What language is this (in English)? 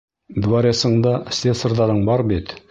Bashkir